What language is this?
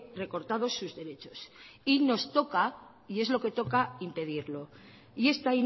Spanish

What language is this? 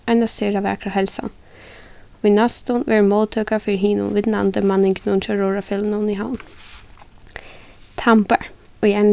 Faroese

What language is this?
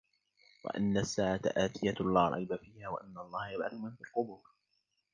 Arabic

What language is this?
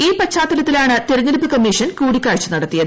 Malayalam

